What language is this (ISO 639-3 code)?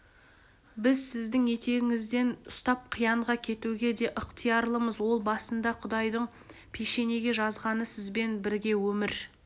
kaz